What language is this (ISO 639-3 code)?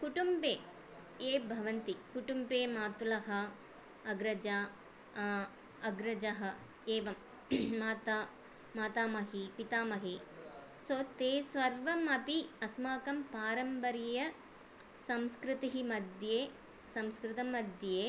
san